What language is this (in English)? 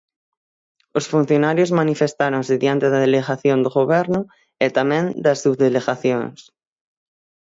Galician